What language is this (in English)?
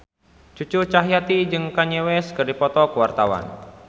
Sundanese